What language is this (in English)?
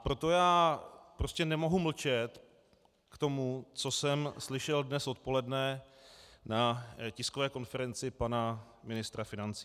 Czech